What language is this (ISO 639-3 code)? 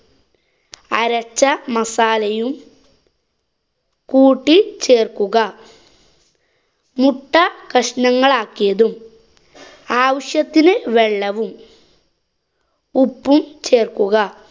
mal